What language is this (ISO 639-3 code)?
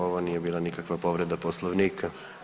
hrv